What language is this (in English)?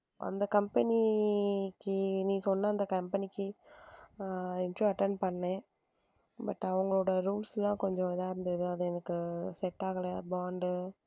Tamil